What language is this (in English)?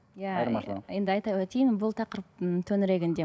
Kazakh